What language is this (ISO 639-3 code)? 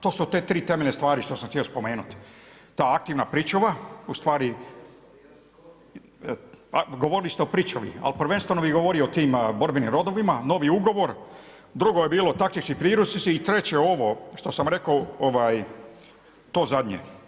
hrv